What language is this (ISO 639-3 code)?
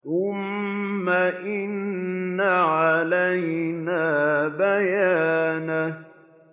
ara